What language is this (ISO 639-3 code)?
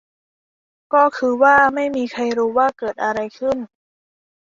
tha